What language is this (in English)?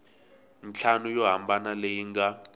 Tsonga